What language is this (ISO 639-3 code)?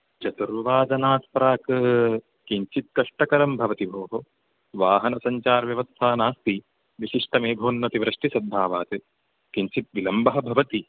san